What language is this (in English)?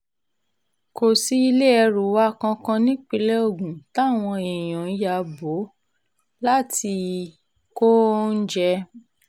Yoruba